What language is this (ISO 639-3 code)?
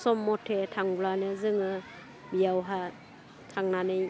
brx